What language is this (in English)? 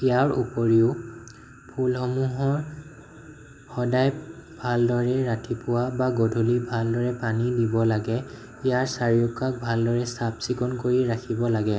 Assamese